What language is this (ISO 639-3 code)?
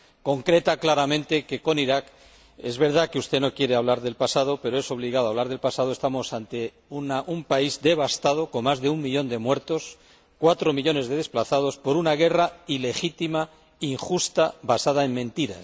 spa